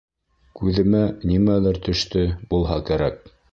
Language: Bashkir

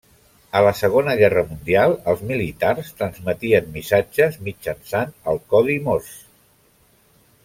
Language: Catalan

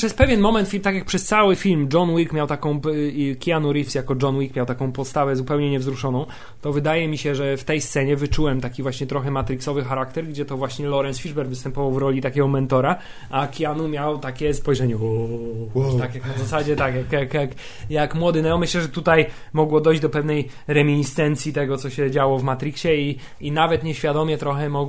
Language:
Polish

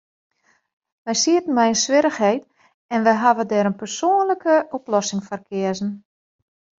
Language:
Western Frisian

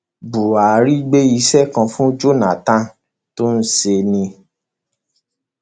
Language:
Yoruba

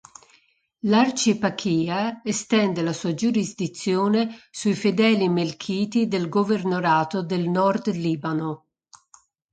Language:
Italian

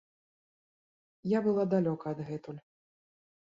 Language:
Belarusian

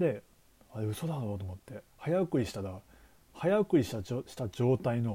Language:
Japanese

